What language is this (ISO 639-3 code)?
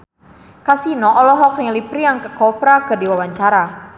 sun